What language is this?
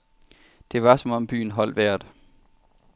Danish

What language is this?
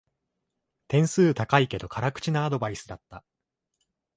Japanese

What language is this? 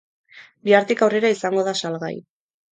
Basque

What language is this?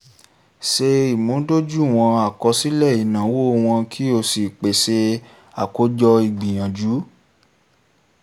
Yoruba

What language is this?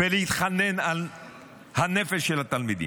Hebrew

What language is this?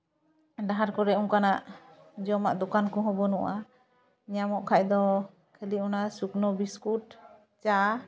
Santali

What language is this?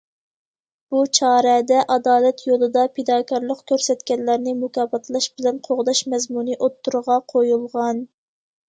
Uyghur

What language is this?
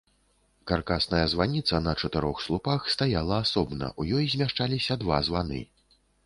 Belarusian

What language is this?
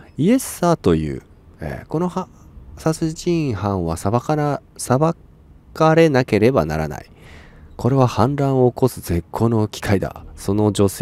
Japanese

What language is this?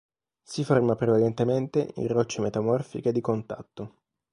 Italian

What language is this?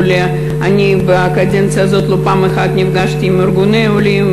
Hebrew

